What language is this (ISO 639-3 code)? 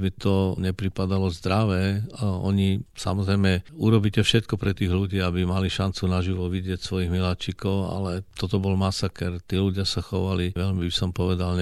slk